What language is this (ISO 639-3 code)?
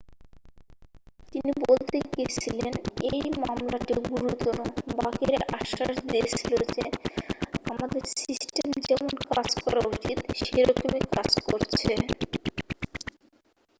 ben